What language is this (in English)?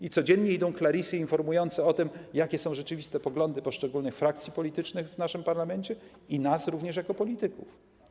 Polish